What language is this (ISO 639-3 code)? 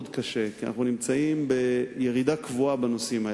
heb